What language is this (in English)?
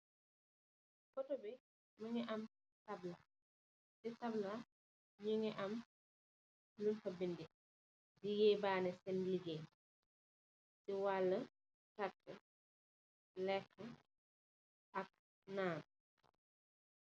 Wolof